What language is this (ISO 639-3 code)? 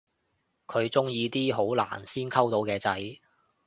yue